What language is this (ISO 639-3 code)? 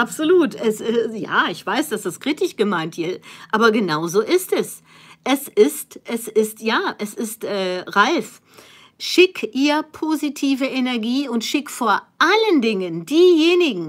deu